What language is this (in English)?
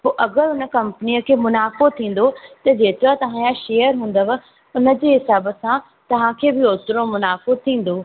Sindhi